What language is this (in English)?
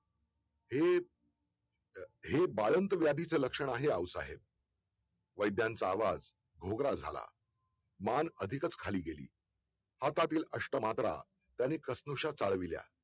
Marathi